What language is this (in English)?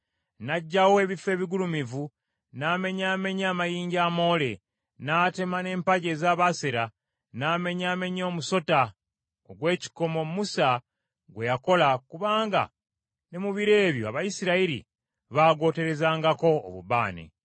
Ganda